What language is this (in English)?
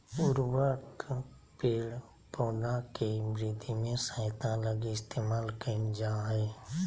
Magahi